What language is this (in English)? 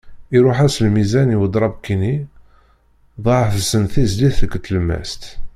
Kabyle